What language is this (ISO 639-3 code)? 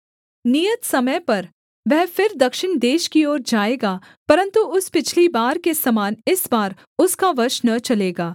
hin